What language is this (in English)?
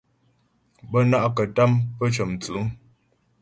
Ghomala